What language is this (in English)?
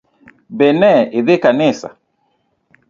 Luo (Kenya and Tanzania)